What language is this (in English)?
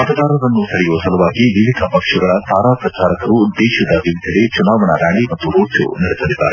Kannada